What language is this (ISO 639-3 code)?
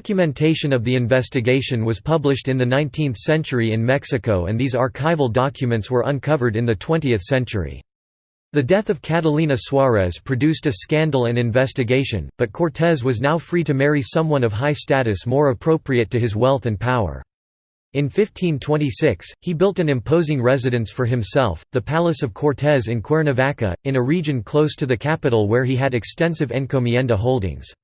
eng